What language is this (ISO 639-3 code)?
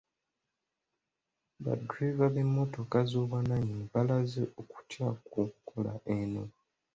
lug